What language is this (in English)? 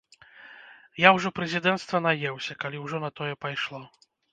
Belarusian